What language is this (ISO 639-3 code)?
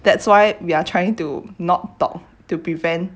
eng